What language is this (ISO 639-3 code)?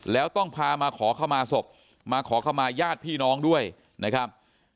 tha